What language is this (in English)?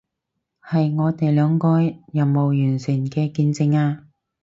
Cantonese